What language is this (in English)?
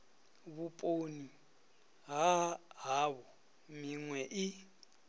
Venda